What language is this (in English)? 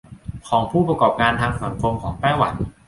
Thai